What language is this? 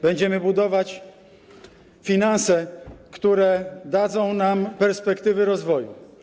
Polish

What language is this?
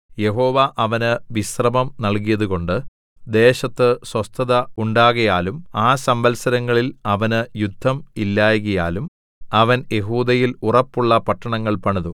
Malayalam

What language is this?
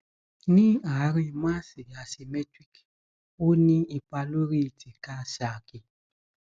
Yoruba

